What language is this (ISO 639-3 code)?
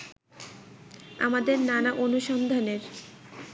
ben